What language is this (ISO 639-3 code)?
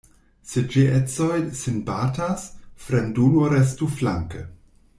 epo